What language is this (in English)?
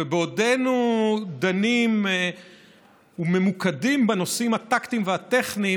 Hebrew